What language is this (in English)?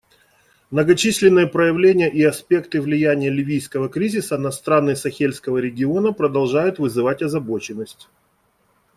Russian